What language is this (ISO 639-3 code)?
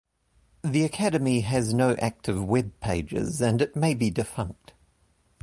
eng